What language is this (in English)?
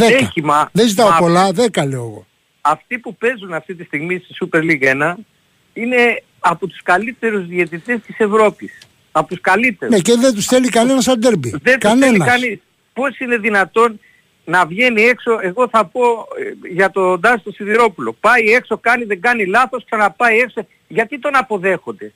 Greek